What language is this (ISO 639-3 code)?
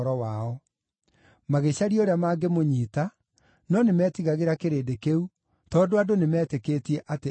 kik